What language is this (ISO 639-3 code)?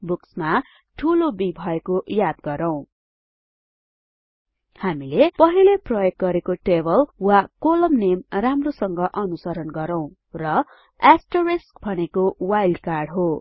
nep